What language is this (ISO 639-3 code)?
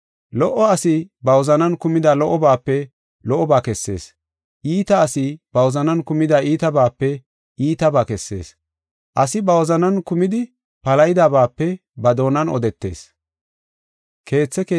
gof